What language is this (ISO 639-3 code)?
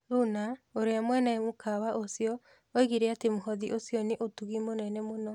kik